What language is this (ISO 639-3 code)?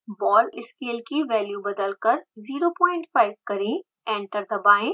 hin